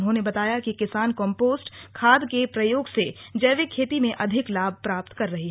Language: Hindi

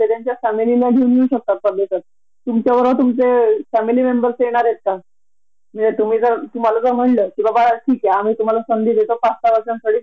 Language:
Marathi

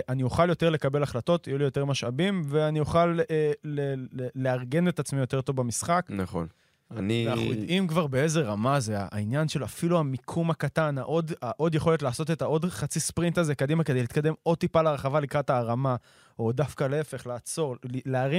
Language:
Hebrew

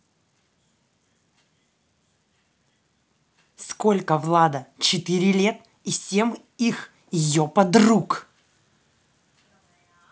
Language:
Russian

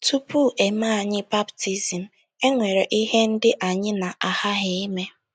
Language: Igbo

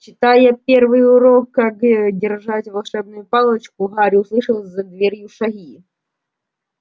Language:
Russian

